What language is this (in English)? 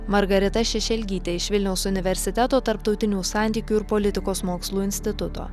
Lithuanian